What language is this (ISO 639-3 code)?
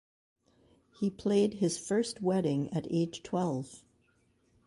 eng